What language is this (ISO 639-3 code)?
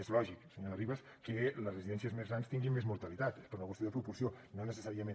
cat